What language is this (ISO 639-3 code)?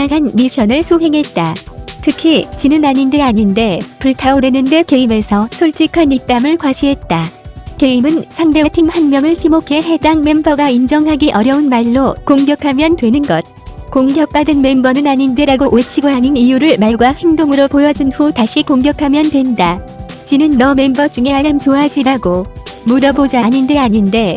kor